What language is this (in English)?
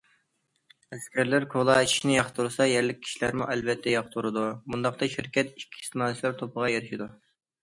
Uyghur